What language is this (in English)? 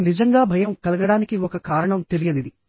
Telugu